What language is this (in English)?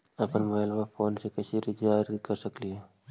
Magahi